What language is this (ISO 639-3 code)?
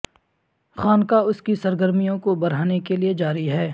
urd